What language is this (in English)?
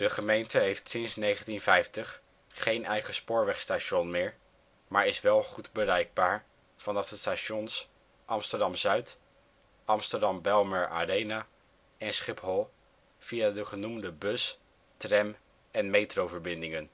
Dutch